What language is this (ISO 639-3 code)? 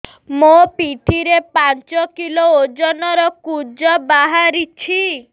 ori